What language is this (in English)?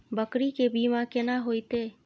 Maithili